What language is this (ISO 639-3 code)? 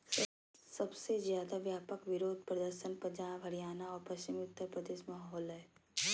mag